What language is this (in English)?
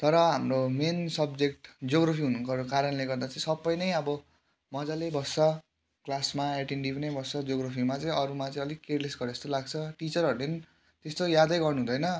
Nepali